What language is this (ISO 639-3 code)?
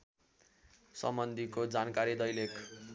nep